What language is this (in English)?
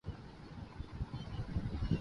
Urdu